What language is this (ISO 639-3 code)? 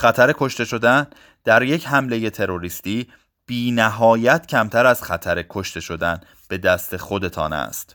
fas